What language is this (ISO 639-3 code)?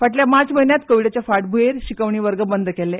kok